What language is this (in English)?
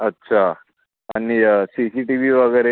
Marathi